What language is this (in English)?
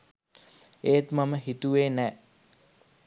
Sinhala